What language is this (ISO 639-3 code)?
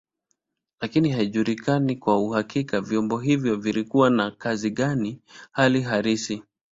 swa